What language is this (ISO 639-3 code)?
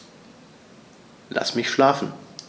deu